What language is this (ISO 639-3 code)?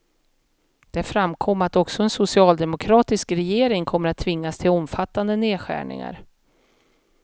swe